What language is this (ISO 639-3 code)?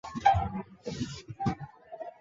zho